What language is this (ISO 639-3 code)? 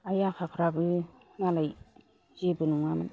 brx